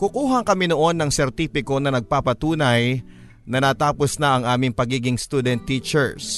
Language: Filipino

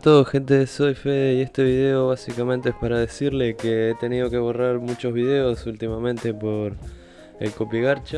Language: Spanish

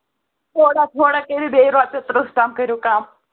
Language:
Kashmiri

